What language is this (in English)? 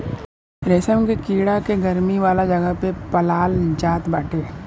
Bhojpuri